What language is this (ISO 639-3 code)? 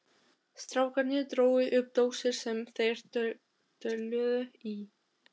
isl